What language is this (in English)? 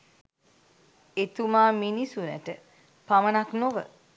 Sinhala